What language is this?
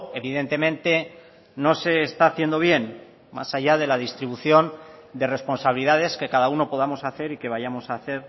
Spanish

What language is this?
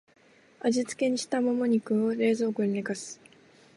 Japanese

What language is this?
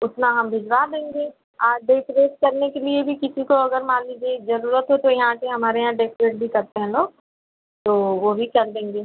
Hindi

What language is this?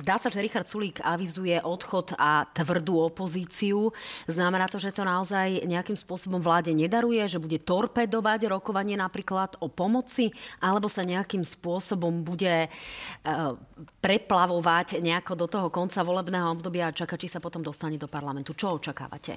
Slovak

